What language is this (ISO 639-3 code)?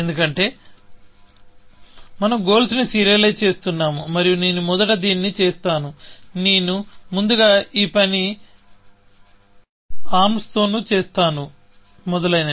tel